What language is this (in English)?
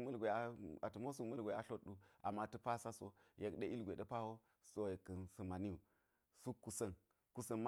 Geji